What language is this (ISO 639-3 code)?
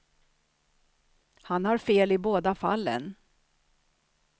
swe